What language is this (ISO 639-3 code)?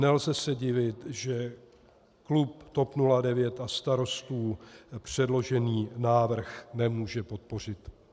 ces